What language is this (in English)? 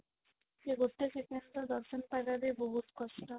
Odia